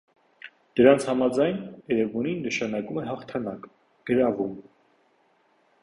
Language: Armenian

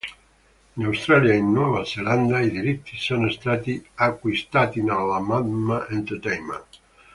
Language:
Italian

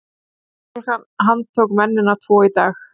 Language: Icelandic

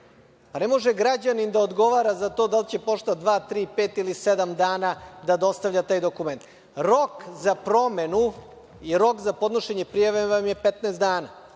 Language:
Serbian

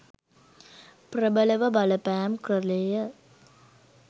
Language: Sinhala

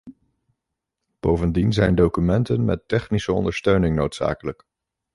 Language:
Dutch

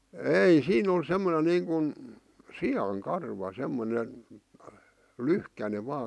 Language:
Finnish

